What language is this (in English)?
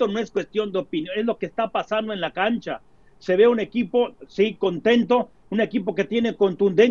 Spanish